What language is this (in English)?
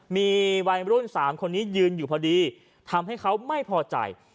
Thai